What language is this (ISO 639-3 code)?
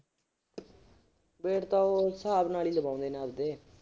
pan